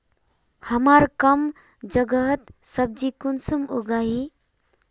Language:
Magahi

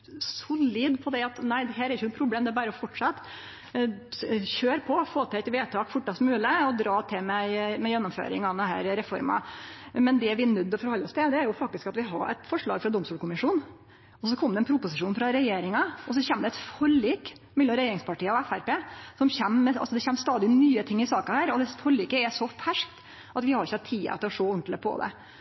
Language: Norwegian Nynorsk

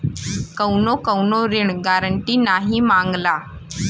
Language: Bhojpuri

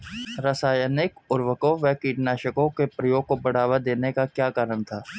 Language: Hindi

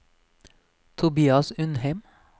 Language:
Norwegian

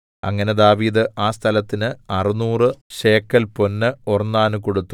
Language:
Malayalam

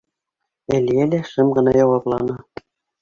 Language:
Bashkir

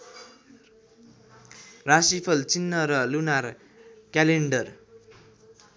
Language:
Nepali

